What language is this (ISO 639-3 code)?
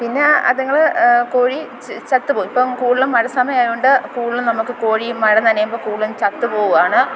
mal